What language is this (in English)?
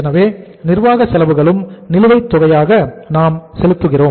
Tamil